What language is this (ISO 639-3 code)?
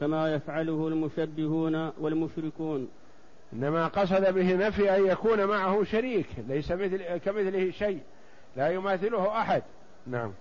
ara